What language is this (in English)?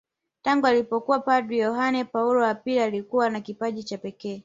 Swahili